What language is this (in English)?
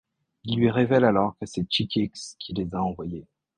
French